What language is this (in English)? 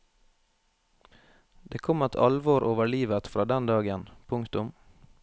Norwegian